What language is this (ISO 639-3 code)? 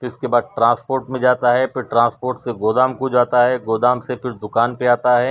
urd